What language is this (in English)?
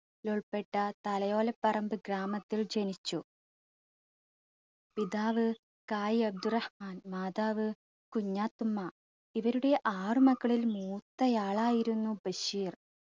Malayalam